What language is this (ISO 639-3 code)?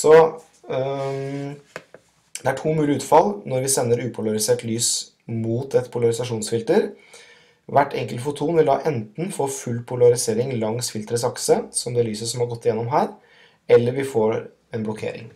nor